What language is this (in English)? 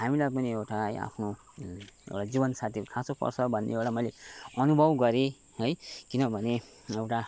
Nepali